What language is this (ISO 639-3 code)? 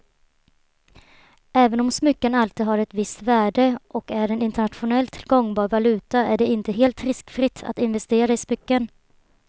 swe